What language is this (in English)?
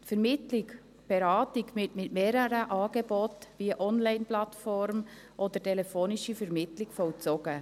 Swiss German